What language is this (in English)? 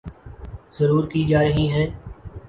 Urdu